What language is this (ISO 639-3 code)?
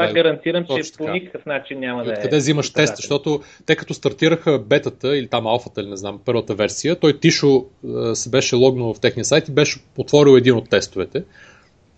bul